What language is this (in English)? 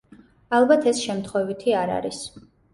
Georgian